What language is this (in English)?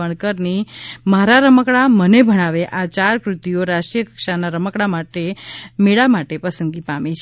Gujarati